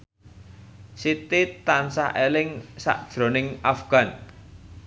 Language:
Javanese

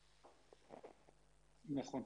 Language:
Hebrew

